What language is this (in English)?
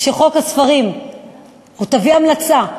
Hebrew